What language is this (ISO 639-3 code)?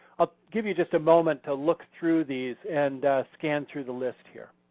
eng